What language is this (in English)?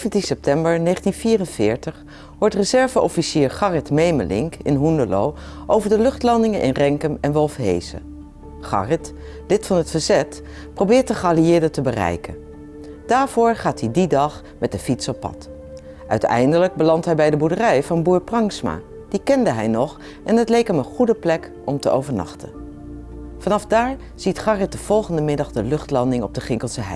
Dutch